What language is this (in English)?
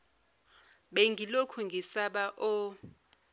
Zulu